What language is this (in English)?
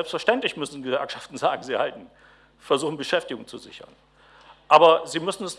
German